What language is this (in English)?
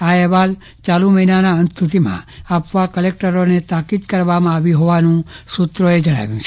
Gujarati